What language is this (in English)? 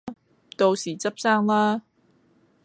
Cantonese